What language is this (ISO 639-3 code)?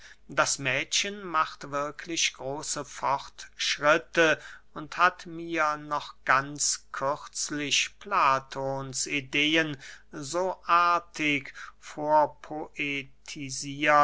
deu